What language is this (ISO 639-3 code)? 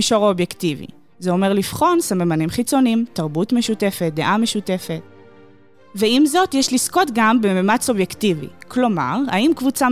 heb